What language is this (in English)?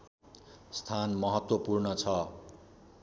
Nepali